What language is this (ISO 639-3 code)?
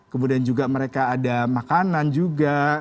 ind